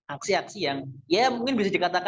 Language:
Indonesian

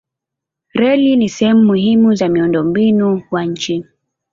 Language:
Swahili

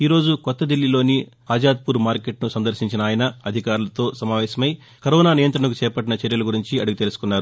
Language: Telugu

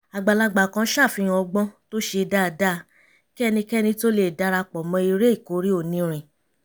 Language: Yoruba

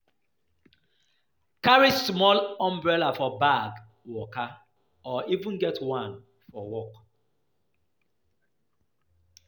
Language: Nigerian Pidgin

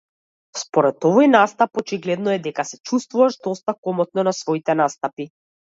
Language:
Macedonian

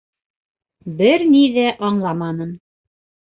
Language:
Bashkir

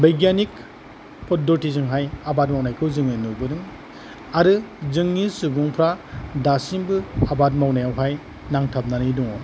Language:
Bodo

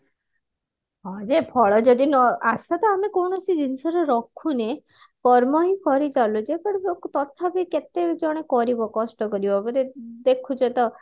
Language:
Odia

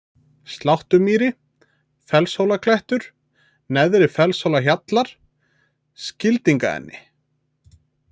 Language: Icelandic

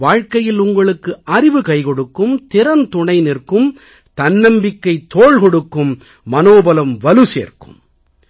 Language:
Tamil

